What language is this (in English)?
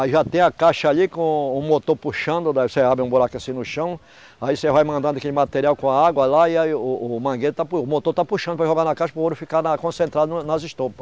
Portuguese